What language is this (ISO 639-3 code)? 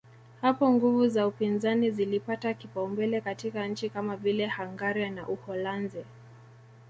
swa